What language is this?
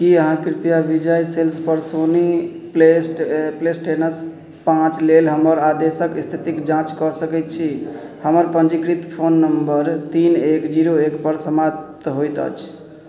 Maithili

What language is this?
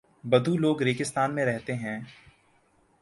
Urdu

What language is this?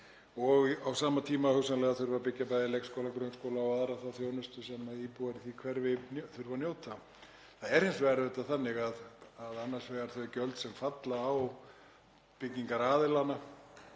Icelandic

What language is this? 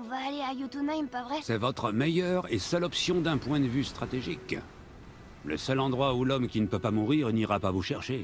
French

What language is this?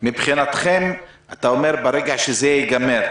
Hebrew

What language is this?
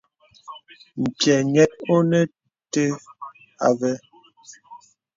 Bebele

